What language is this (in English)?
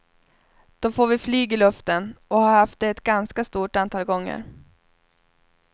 Swedish